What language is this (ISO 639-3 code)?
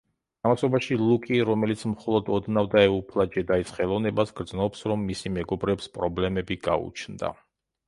kat